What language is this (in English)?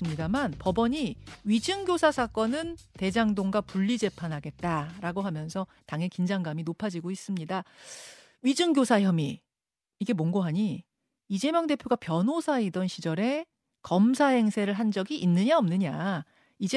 Korean